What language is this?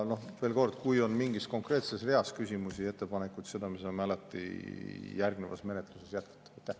Estonian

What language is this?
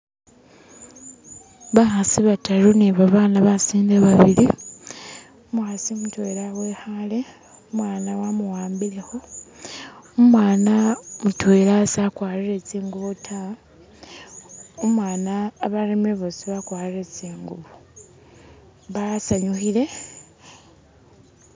Masaaba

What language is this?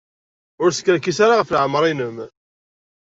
Kabyle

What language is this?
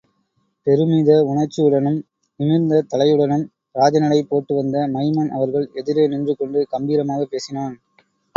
Tamil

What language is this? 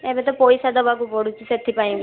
Odia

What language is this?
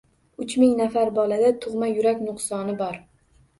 Uzbek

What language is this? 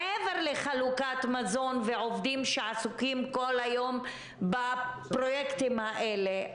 Hebrew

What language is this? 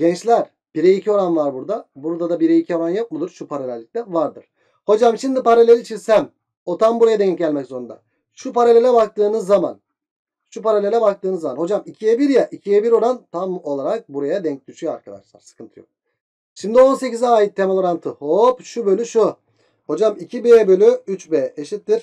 Turkish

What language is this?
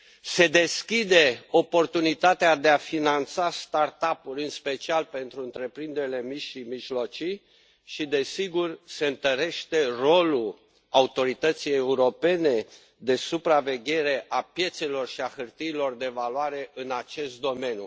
Romanian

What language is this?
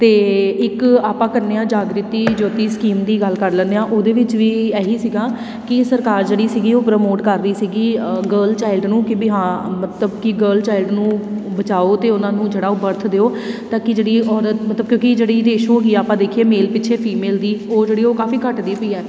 Punjabi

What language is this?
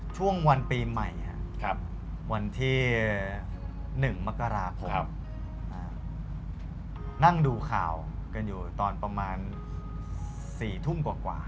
Thai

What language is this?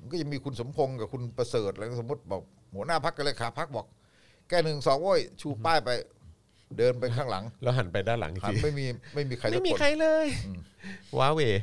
Thai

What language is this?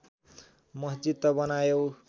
Nepali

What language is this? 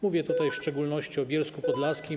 Polish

